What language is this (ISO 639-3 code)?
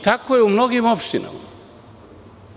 srp